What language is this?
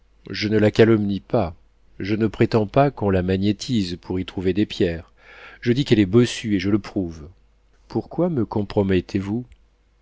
French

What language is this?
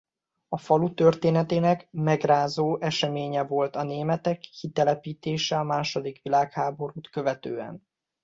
Hungarian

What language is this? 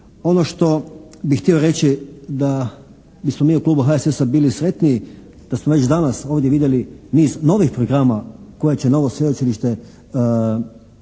Croatian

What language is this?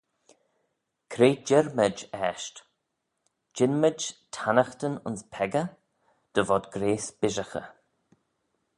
Manx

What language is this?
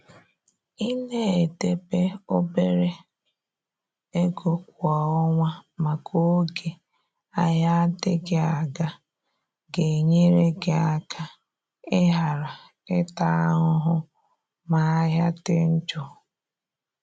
Igbo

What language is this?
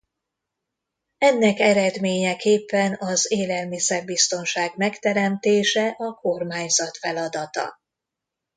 Hungarian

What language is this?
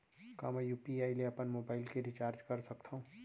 Chhattisgarhi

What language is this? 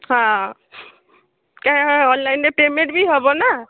Odia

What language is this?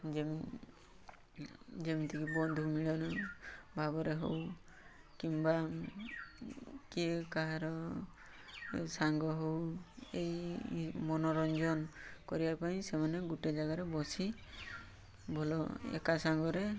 Odia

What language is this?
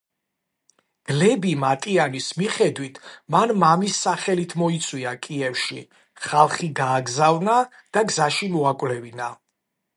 Georgian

